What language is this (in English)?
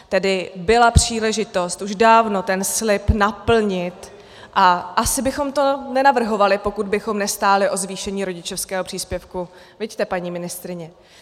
Czech